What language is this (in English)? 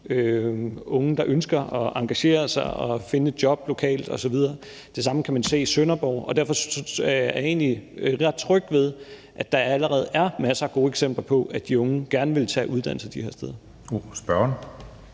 Danish